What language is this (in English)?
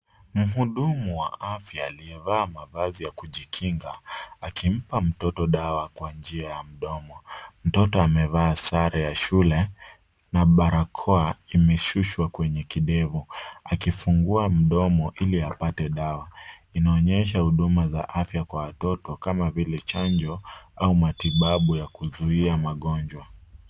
Swahili